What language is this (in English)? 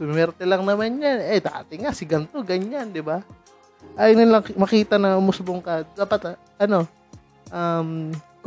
Filipino